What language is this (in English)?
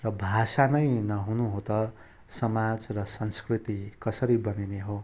Nepali